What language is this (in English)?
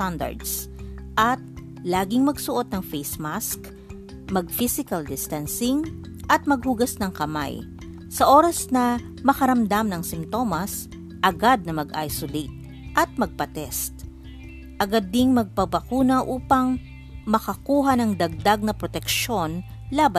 Filipino